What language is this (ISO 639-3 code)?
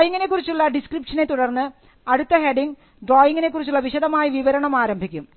mal